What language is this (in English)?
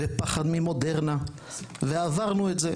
Hebrew